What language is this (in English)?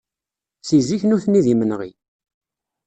Kabyle